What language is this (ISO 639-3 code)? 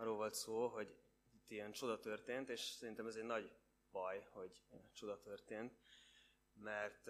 hun